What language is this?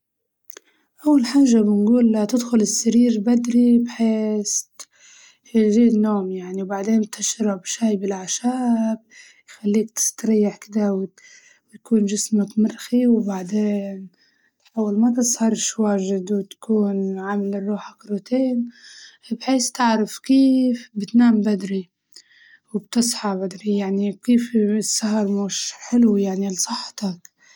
Libyan Arabic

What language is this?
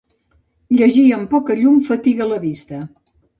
Catalan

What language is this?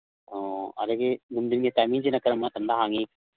Manipuri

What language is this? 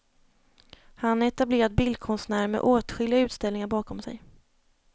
Swedish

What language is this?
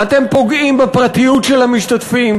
Hebrew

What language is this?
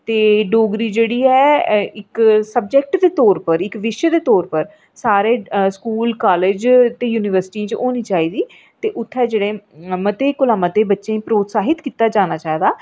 Dogri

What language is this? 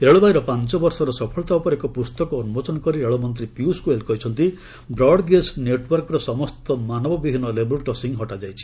Odia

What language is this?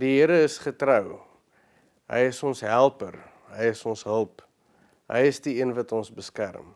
Dutch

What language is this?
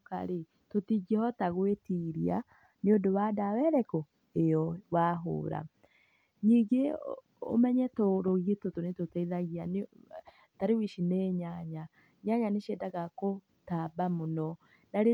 Kikuyu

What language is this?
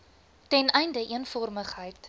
Afrikaans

